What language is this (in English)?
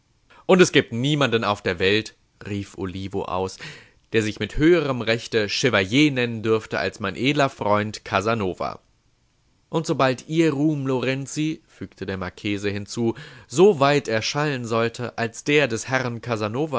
German